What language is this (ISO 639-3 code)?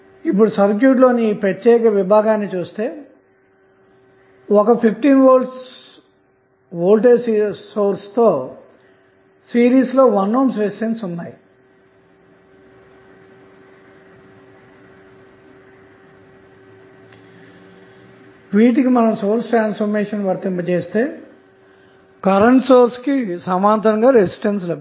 tel